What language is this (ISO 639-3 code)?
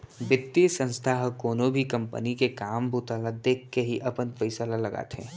hne